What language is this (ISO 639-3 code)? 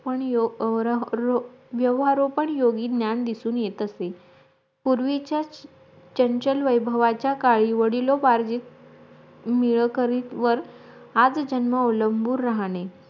mar